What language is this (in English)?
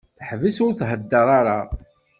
Kabyle